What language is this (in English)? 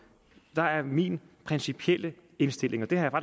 Danish